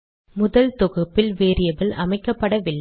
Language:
Tamil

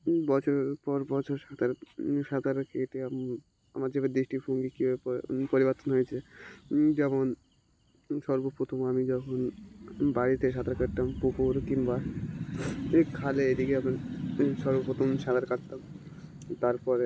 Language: Bangla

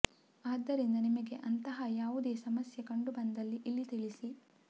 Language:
Kannada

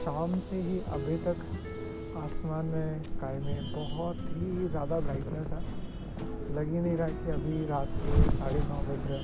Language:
Hindi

